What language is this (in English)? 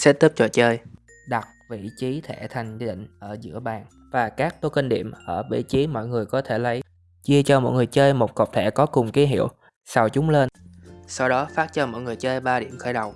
Vietnamese